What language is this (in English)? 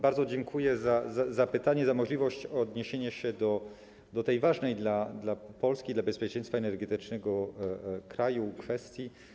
Polish